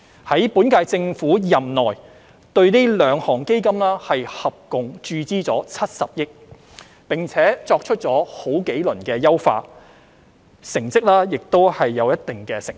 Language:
Cantonese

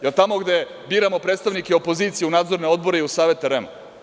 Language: Serbian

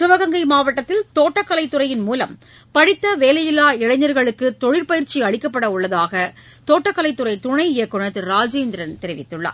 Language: Tamil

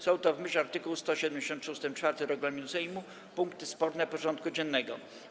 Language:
Polish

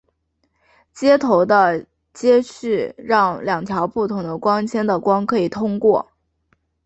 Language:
Chinese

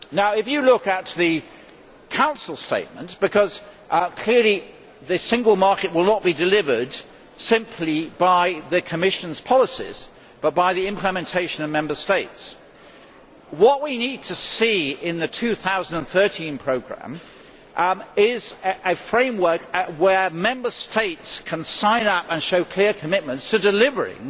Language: English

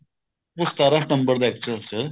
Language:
Punjabi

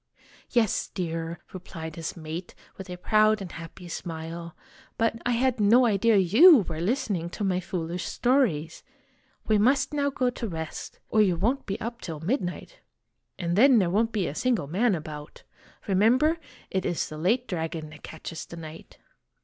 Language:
English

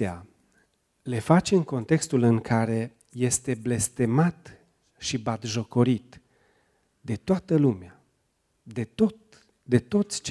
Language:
Romanian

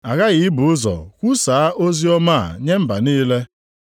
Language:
Igbo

